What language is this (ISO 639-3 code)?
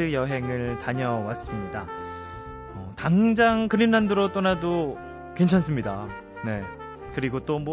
kor